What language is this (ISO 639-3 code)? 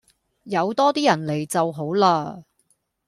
yue